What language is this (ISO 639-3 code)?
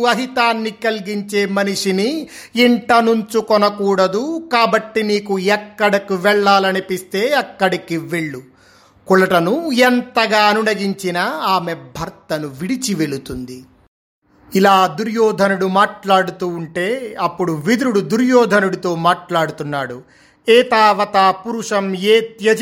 tel